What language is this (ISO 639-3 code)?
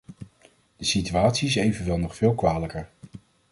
nld